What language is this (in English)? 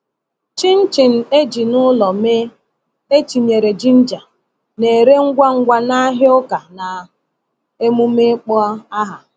Igbo